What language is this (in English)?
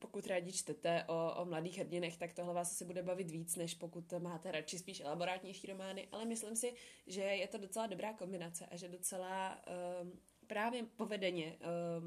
Czech